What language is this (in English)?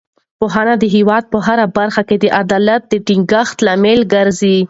Pashto